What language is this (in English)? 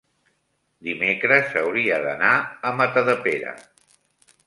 Catalan